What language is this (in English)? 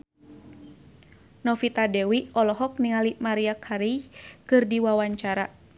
Sundanese